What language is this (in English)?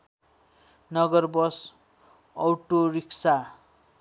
Nepali